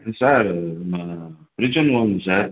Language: Tamil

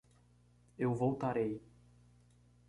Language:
Portuguese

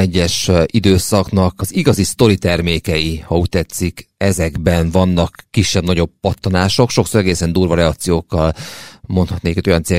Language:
Hungarian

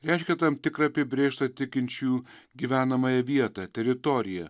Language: Lithuanian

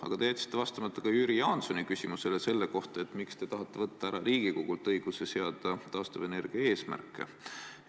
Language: Estonian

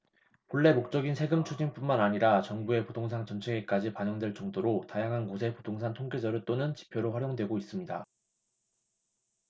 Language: Korean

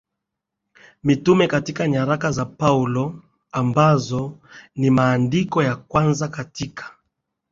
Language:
Swahili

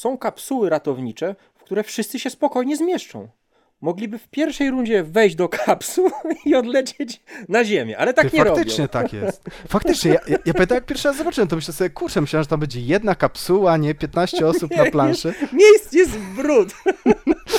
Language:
Polish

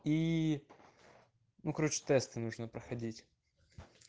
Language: Russian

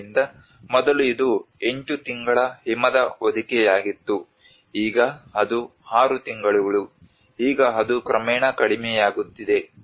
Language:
Kannada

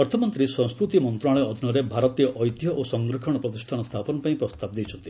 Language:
Odia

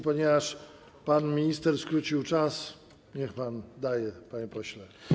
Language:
Polish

